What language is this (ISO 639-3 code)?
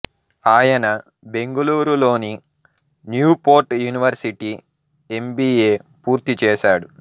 tel